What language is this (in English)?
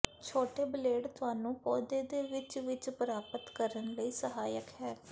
Punjabi